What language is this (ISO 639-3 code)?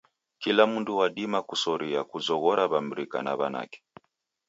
dav